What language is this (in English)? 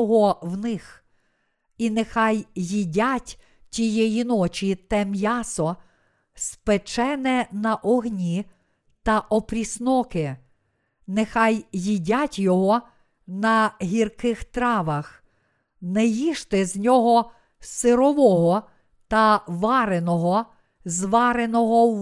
Ukrainian